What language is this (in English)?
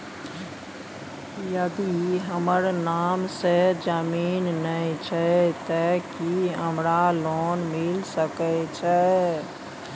Maithili